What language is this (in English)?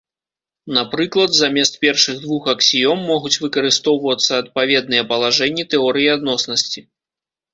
Belarusian